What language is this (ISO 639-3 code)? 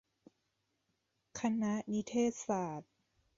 tha